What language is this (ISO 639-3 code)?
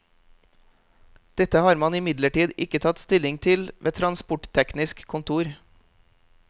nor